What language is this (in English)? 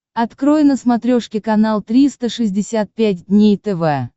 Russian